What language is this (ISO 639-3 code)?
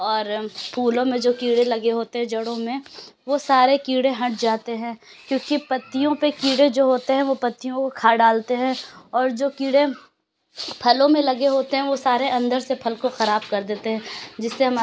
urd